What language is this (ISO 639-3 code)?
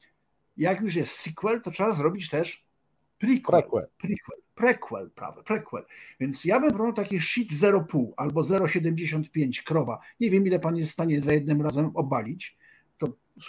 pol